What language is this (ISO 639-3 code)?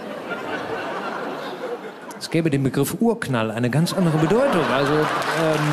deu